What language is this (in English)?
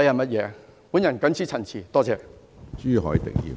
Cantonese